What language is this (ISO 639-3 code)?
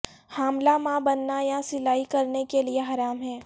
urd